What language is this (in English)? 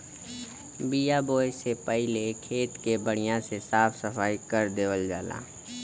Bhojpuri